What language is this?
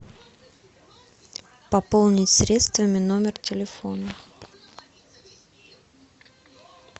Russian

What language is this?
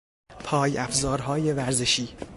Persian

